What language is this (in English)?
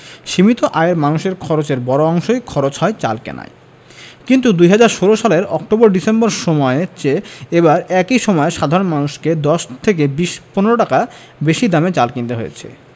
Bangla